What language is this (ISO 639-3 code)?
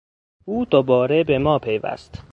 fas